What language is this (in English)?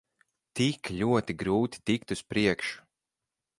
Latvian